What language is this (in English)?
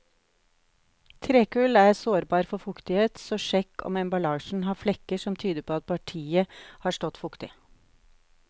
Norwegian